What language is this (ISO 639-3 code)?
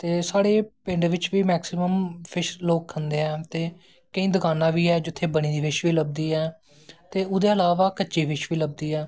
doi